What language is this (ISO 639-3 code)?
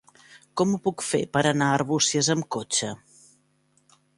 cat